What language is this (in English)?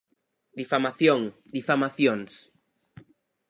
Galician